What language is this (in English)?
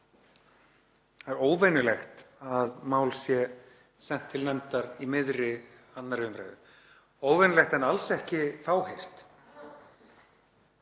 Icelandic